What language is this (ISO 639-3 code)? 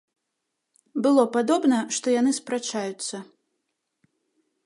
bel